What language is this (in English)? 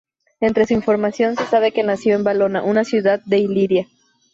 Spanish